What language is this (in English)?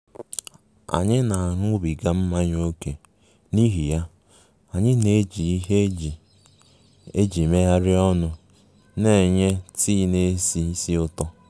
Igbo